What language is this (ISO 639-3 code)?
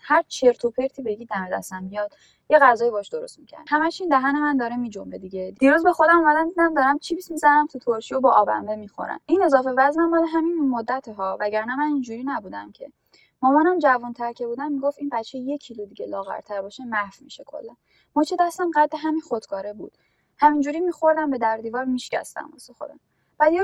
fas